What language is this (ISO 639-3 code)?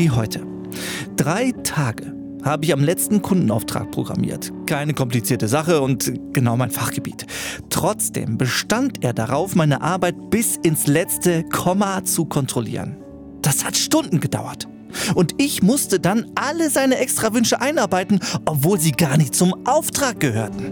deu